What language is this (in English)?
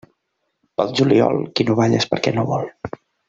Catalan